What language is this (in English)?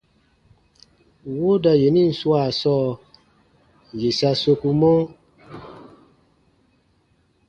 Baatonum